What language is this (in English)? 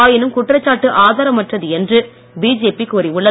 Tamil